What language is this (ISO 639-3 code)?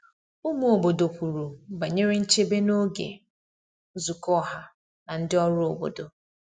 ibo